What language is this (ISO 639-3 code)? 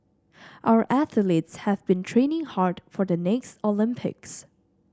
eng